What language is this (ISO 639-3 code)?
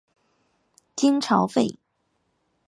zho